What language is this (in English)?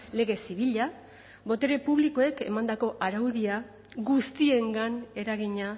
Basque